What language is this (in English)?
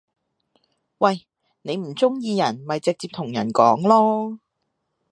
Cantonese